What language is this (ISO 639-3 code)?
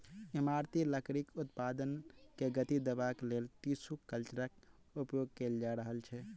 mai